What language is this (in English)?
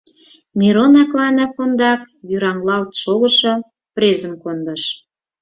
Mari